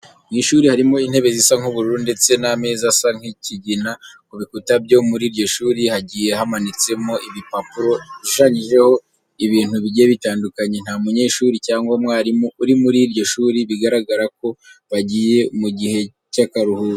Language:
Kinyarwanda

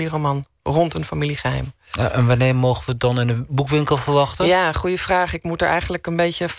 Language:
Dutch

